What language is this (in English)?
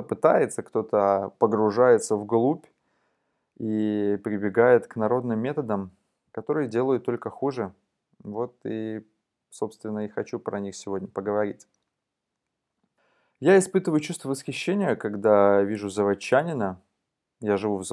Russian